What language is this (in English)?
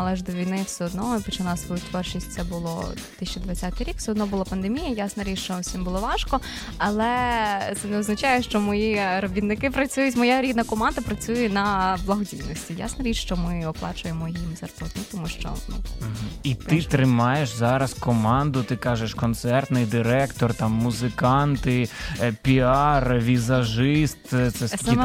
Ukrainian